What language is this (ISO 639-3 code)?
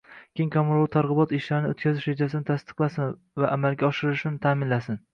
uzb